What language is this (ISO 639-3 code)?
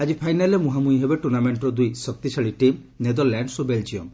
ori